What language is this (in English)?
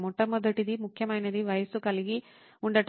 Telugu